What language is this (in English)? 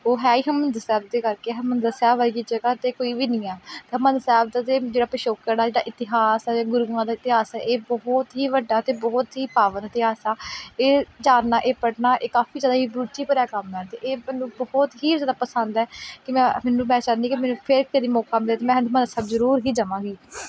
Punjabi